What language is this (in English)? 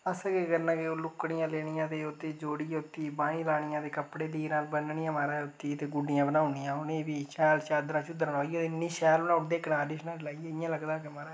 Dogri